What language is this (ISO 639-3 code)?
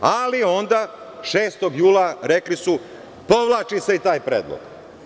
srp